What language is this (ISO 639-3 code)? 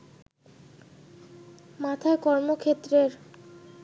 ben